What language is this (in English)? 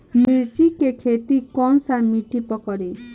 Bhojpuri